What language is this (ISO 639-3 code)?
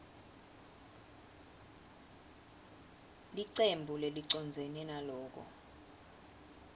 ssw